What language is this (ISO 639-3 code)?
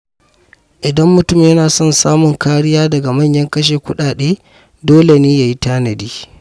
hau